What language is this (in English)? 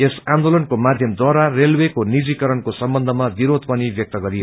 Nepali